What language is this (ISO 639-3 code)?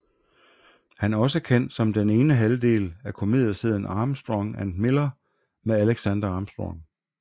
dan